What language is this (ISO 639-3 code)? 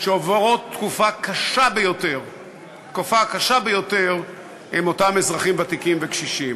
heb